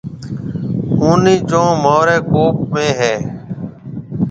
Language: Marwari (Pakistan)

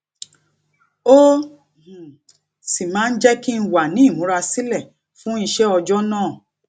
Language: Yoruba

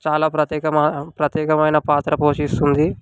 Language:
Telugu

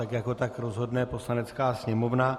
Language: Czech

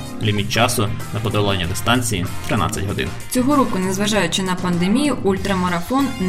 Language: Ukrainian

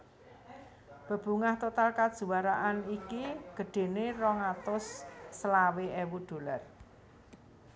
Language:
Javanese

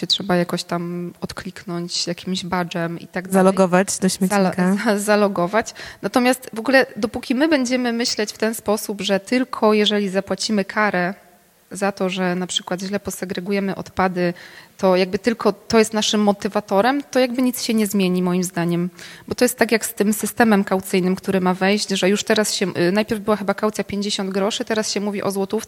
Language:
Polish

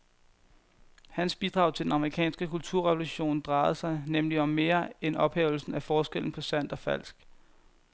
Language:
Danish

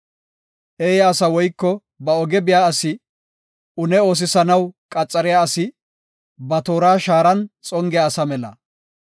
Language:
Gofa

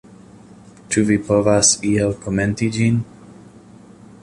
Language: Esperanto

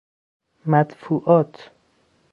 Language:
Persian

